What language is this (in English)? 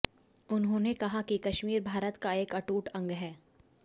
Hindi